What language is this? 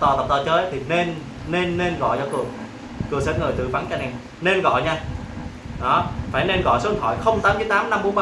Vietnamese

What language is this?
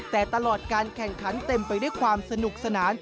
Thai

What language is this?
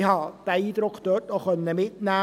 Swiss German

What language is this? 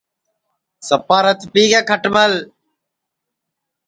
Sansi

